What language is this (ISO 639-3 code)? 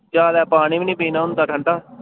doi